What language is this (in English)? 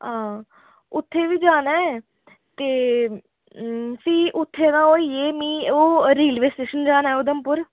Dogri